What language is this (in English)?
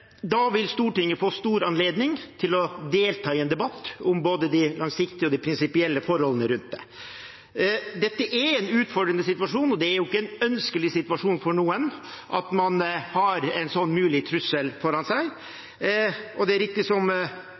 Norwegian Bokmål